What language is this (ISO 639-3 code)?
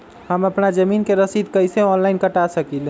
mag